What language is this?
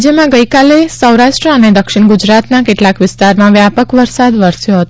Gujarati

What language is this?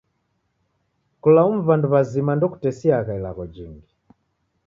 Taita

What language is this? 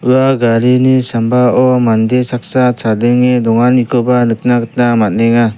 Garo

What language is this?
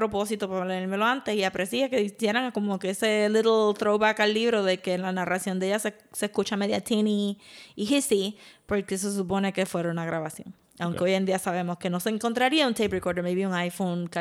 Spanish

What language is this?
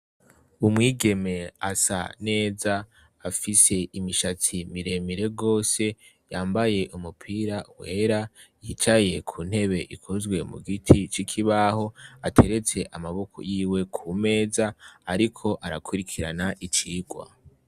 Rundi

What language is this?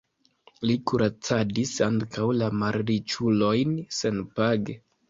Esperanto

